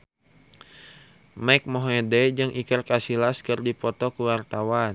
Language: Sundanese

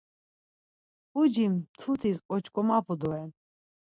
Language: Laz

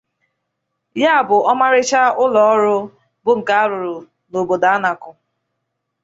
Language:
Igbo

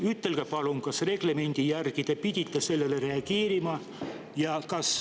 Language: Estonian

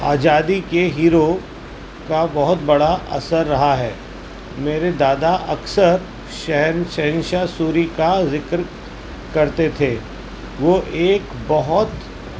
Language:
Urdu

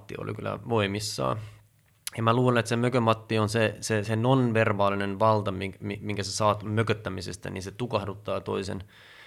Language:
Finnish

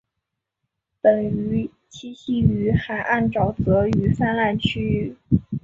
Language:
Chinese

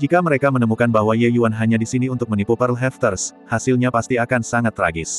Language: Indonesian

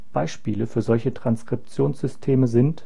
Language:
German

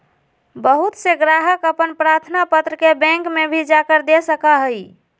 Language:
Magahi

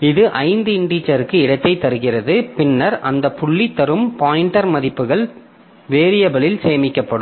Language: Tamil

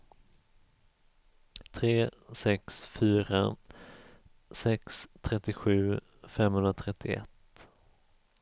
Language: Swedish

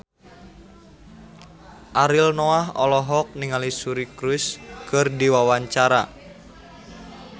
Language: Sundanese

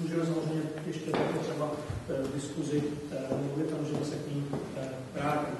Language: Czech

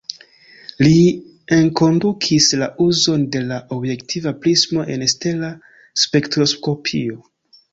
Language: Esperanto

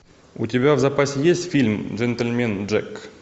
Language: Russian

